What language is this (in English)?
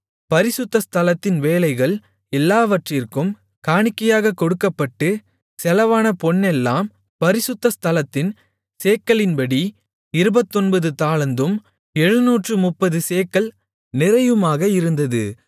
Tamil